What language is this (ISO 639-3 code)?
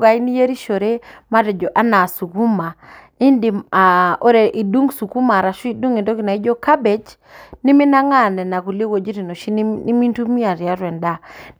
mas